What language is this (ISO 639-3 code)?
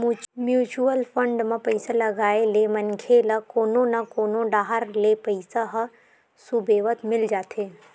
hne